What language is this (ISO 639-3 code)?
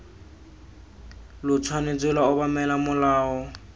tsn